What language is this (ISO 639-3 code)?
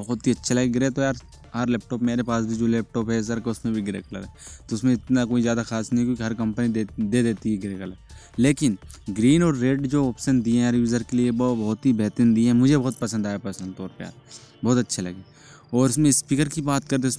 hin